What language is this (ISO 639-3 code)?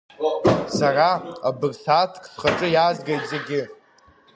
abk